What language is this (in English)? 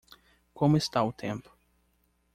Portuguese